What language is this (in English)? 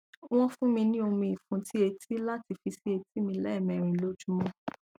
Yoruba